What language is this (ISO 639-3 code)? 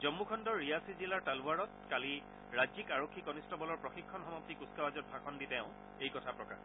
asm